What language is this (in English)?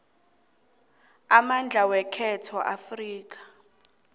South Ndebele